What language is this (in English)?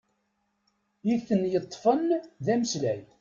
Kabyle